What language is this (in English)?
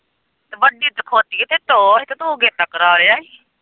Punjabi